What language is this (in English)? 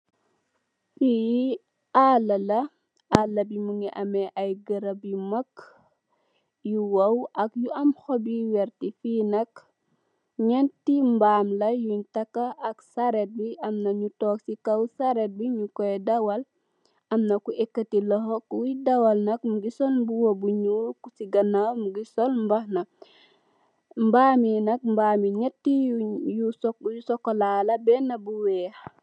Wolof